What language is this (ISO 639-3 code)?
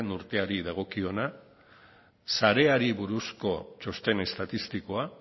eus